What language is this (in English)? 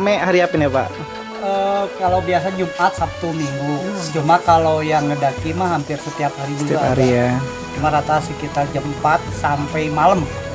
Indonesian